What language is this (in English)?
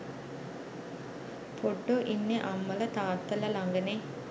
Sinhala